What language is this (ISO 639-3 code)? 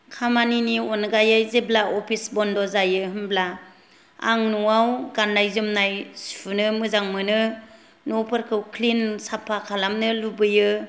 brx